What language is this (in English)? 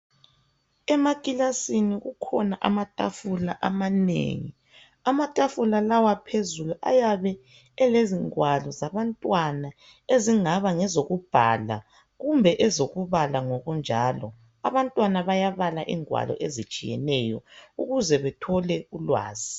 North Ndebele